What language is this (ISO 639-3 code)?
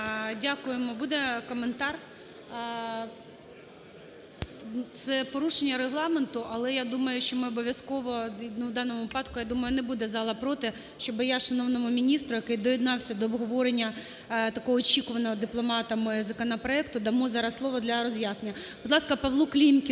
ukr